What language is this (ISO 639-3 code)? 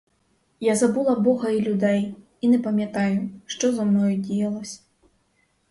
ukr